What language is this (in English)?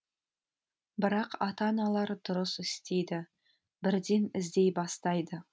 Kazakh